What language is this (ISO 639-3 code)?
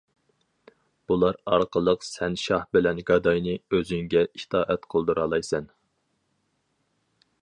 uig